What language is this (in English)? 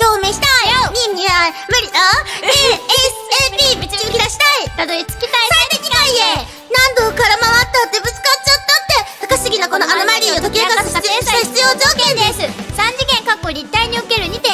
Japanese